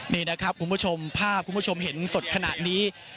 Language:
Thai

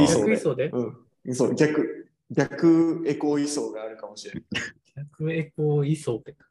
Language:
Japanese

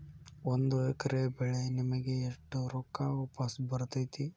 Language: Kannada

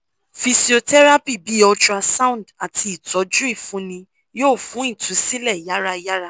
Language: Yoruba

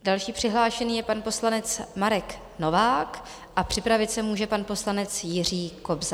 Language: Czech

